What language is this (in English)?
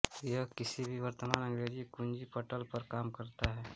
Hindi